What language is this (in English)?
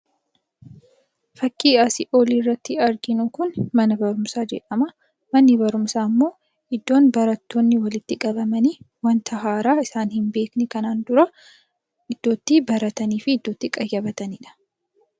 Oromo